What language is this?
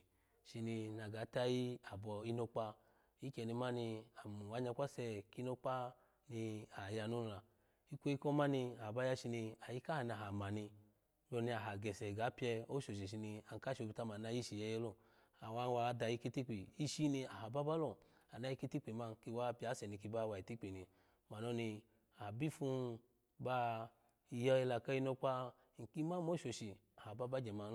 Alago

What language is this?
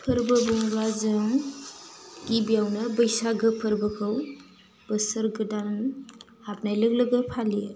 Bodo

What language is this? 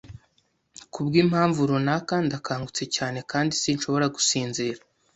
Kinyarwanda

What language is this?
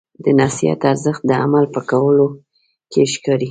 Pashto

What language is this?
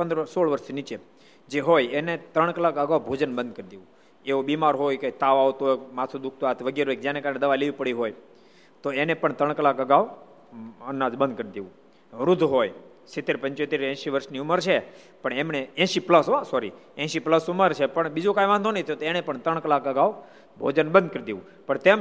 Gujarati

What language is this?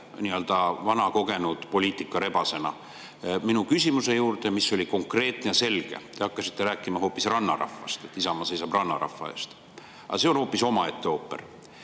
Estonian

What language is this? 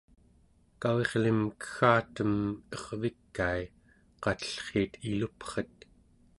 Central Yupik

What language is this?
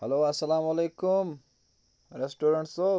Kashmiri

